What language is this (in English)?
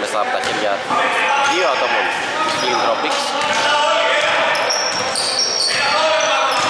Greek